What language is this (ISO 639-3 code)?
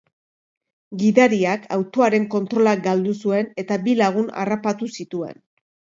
eus